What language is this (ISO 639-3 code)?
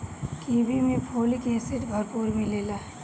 bho